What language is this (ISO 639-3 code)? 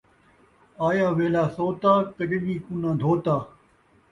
skr